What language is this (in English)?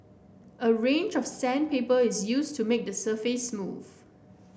English